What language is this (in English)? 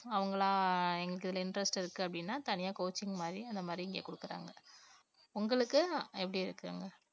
Tamil